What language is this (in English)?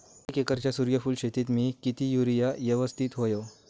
Marathi